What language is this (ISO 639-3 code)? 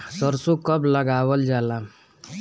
bho